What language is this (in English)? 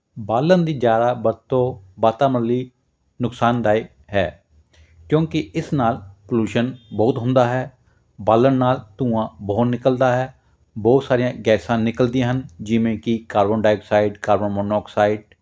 Punjabi